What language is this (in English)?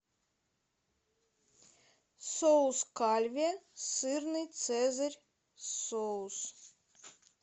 Russian